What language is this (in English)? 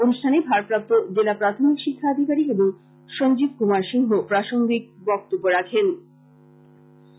Bangla